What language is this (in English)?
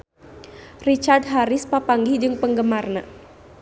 Sundanese